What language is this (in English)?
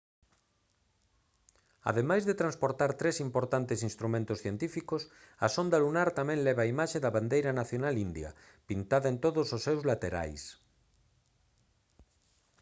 Galician